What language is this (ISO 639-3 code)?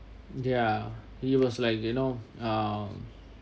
eng